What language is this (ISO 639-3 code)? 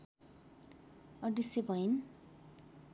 nep